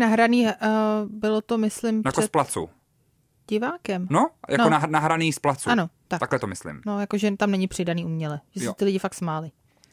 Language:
Czech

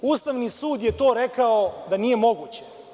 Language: Serbian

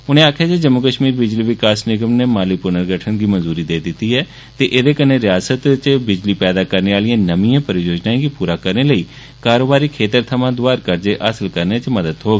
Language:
Dogri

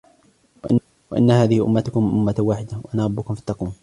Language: Arabic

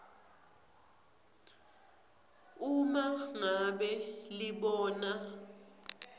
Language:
Swati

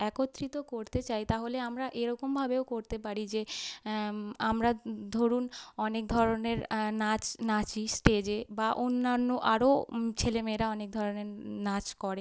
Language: Bangla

